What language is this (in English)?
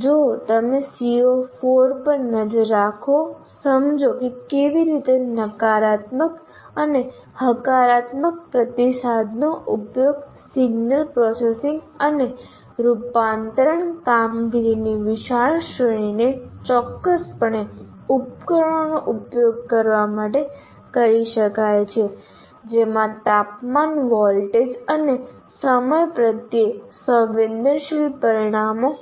Gujarati